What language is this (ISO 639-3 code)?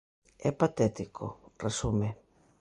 glg